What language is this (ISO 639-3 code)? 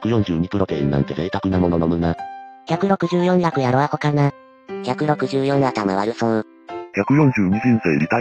jpn